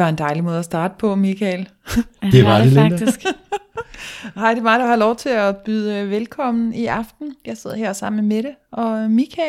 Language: Danish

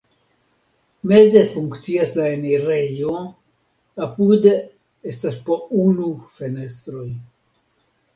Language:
Esperanto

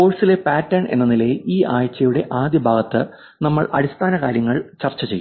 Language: Malayalam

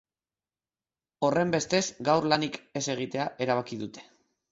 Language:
Basque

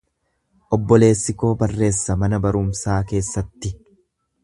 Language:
Oromo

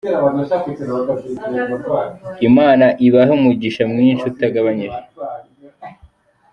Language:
Kinyarwanda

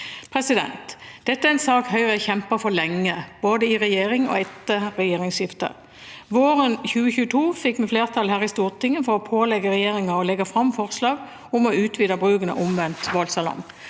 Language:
Norwegian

